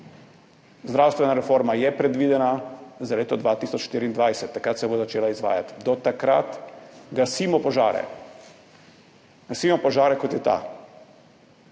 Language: Slovenian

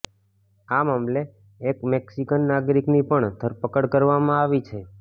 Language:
Gujarati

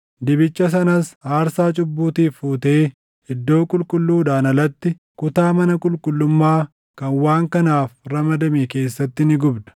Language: Oromo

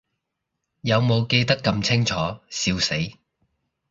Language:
Cantonese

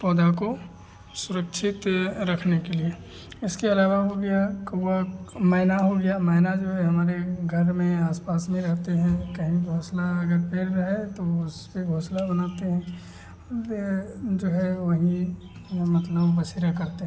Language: Hindi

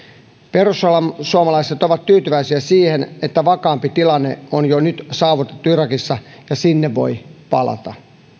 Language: Finnish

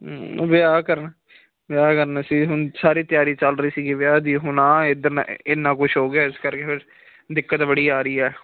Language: Punjabi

